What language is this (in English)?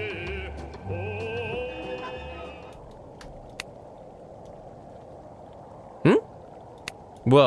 Korean